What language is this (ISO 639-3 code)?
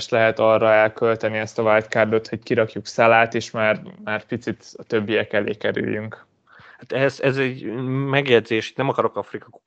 hun